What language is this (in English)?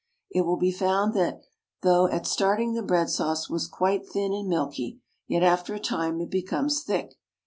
English